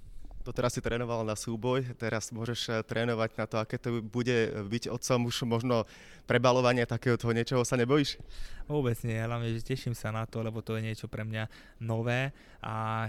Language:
Slovak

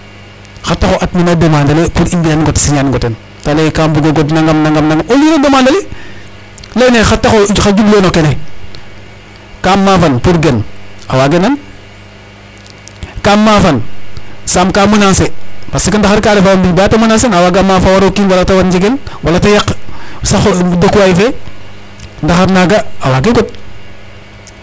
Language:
Serer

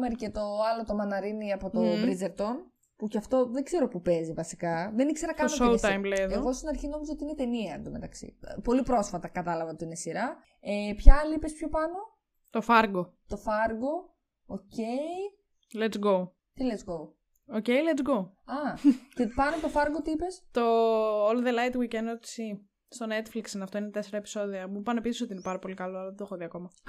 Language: Greek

